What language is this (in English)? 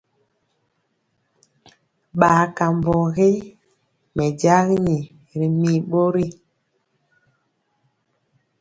Mpiemo